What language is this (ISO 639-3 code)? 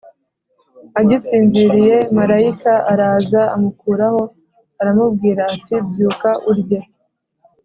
kin